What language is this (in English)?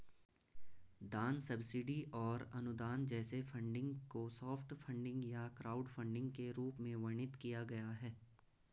Hindi